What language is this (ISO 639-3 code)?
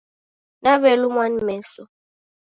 dav